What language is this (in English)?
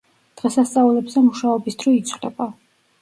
Georgian